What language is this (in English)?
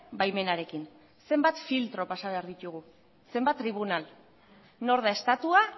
Basque